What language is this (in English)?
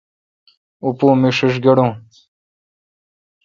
Kalkoti